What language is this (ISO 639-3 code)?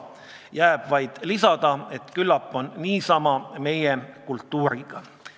est